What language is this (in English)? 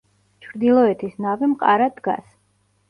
Georgian